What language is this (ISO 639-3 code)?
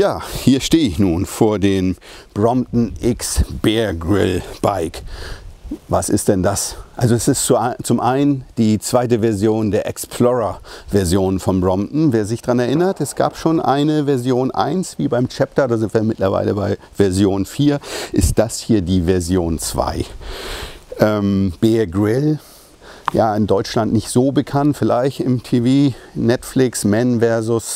deu